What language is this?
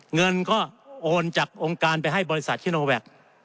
Thai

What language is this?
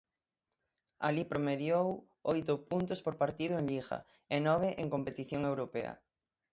Galician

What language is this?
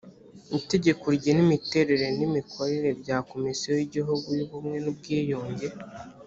Kinyarwanda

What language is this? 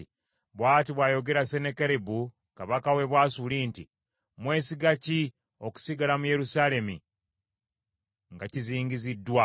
Ganda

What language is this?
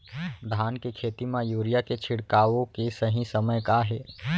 Chhattisgarhi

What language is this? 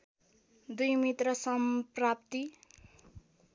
Nepali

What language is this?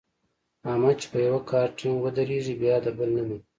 Pashto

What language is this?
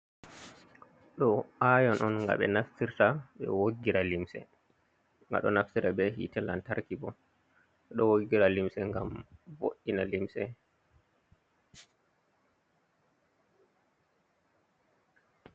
Fula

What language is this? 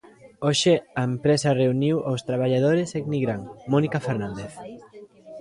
Galician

